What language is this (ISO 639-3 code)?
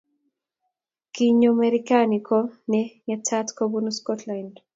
kln